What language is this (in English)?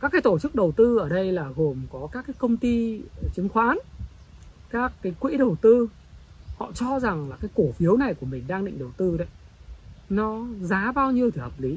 Vietnamese